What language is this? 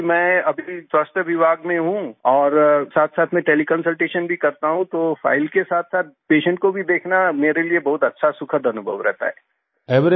Hindi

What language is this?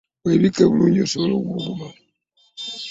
Ganda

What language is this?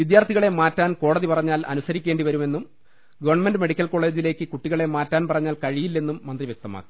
Malayalam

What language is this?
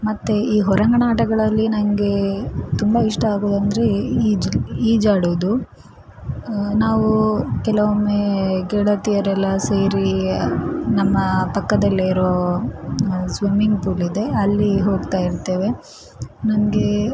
Kannada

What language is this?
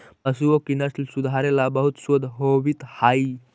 Magahi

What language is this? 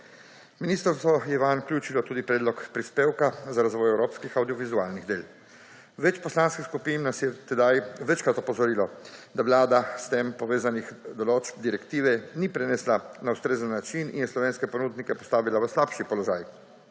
Slovenian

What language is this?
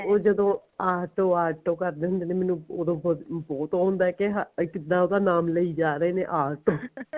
Punjabi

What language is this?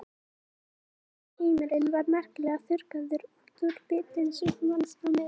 Icelandic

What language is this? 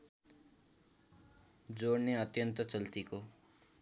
Nepali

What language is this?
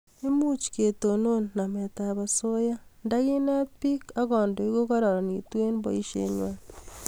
Kalenjin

